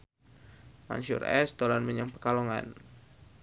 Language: Javanese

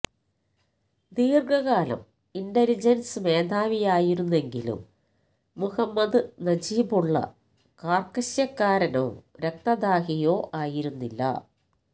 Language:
Malayalam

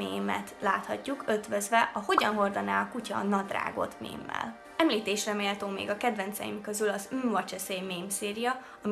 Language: Hungarian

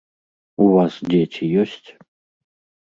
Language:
Belarusian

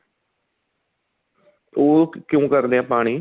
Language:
Punjabi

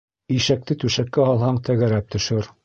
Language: Bashkir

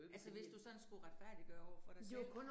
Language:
Danish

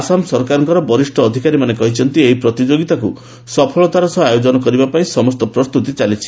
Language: Odia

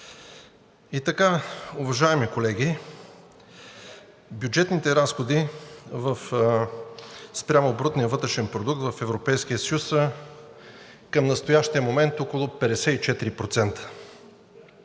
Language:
Bulgarian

